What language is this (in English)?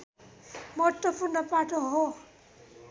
Nepali